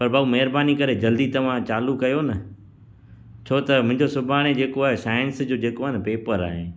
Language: Sindhi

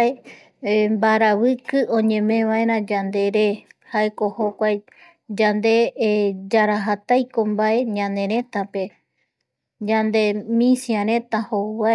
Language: Eastern Bolivian Guaraní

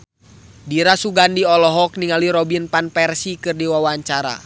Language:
Sundanese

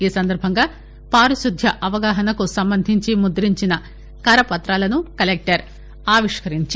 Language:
Telugu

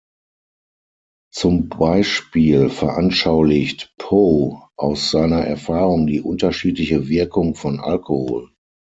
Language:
German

